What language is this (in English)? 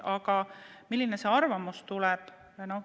Estonian